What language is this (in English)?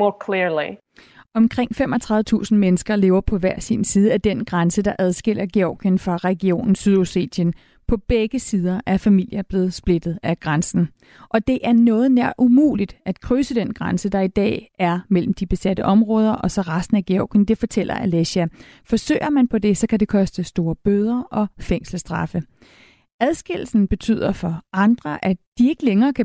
Danish